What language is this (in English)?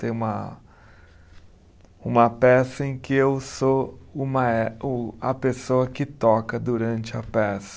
Portuguese